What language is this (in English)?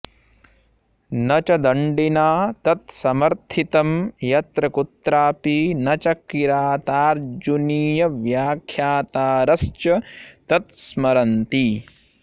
Sanskrit